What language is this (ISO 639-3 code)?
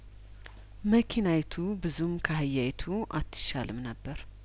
amh